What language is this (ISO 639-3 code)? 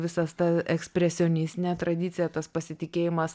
lit